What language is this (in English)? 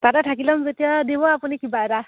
Assamese